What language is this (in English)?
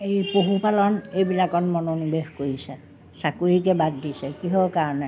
Assamese